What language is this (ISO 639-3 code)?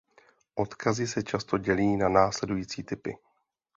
ces